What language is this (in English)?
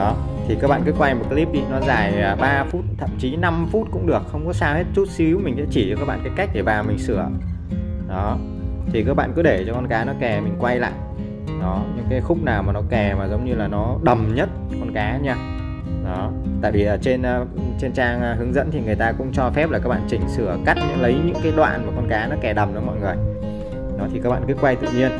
Vietnamese